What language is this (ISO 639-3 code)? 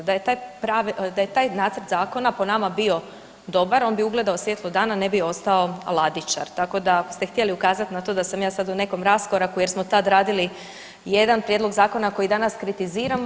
hrv